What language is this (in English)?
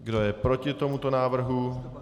Czech